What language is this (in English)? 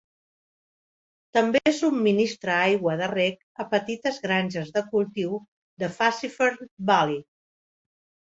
Catalan